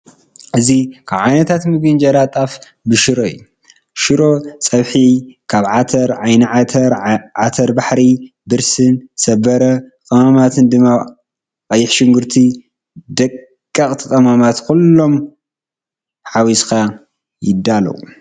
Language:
Tigrinya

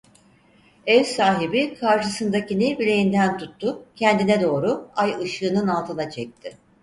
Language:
Turkish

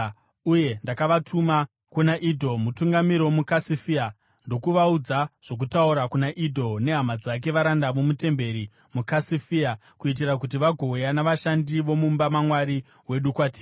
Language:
Shona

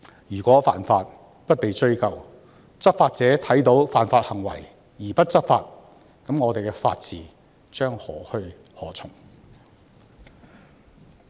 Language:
Cantonese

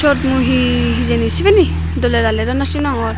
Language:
Chakma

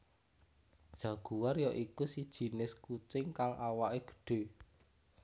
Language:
Javanese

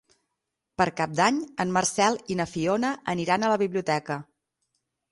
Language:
Catalan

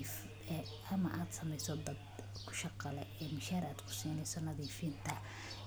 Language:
Somali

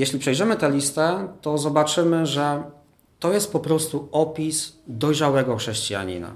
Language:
Polish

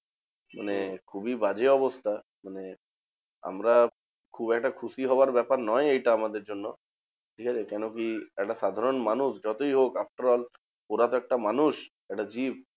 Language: Bangla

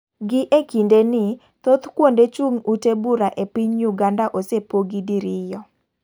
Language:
Luo (Kenya and Tanzania)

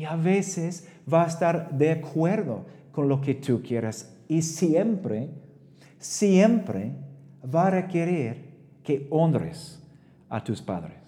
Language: Spanish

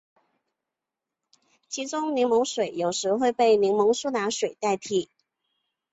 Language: Chinese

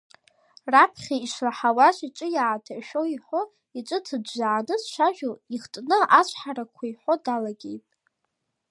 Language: Abkhazian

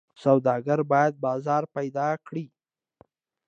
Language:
Pashto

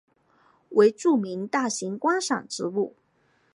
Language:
Chinese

